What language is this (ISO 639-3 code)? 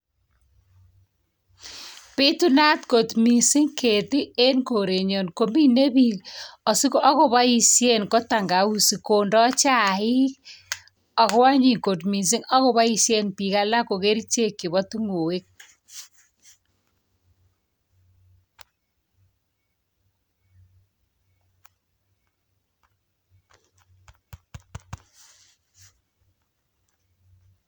kln